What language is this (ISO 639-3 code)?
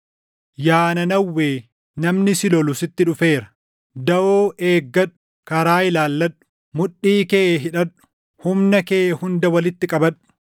orm